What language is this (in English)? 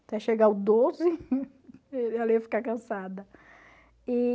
Portuguese